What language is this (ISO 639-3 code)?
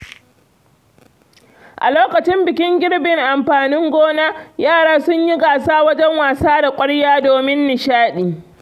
hau